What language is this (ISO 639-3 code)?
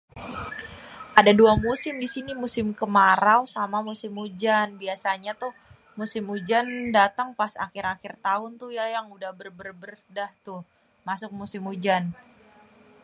bew